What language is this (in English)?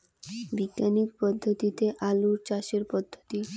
Bangla